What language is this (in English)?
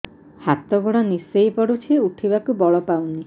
Odia